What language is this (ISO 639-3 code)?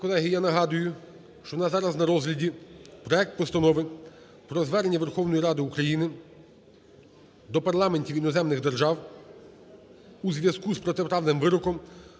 ukr